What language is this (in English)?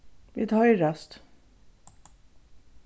Faroese